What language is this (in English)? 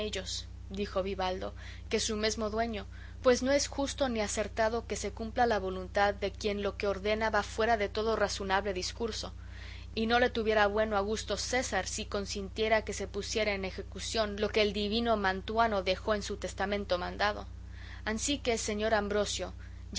Spanish